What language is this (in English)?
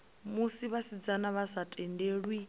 Venda